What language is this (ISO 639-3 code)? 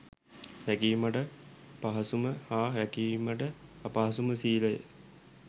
sin